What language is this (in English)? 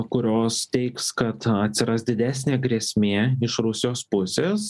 Lithuanian